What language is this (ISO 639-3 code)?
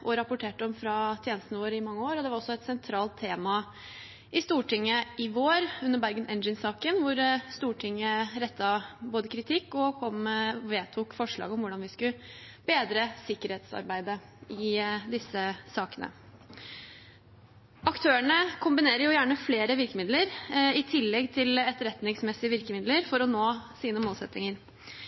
nob